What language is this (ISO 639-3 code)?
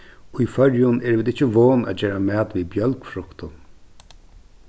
fao